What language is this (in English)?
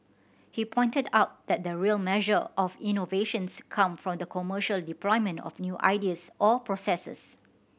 English